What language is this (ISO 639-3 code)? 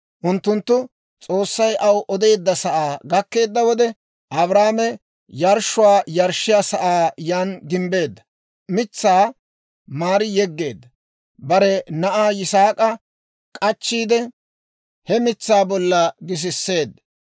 dwr